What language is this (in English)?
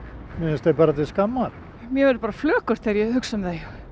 Icelandic